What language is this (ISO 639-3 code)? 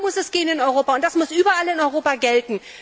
deu